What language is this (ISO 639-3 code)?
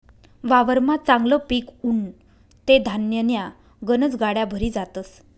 mar